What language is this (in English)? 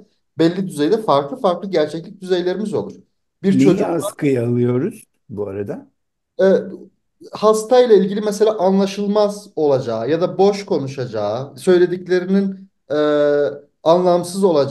Turkish